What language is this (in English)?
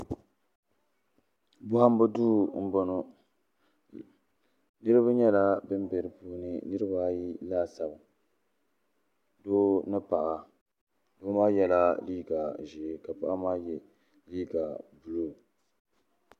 Dagbani